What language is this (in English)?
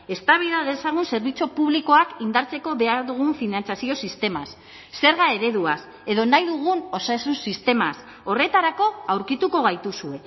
Basque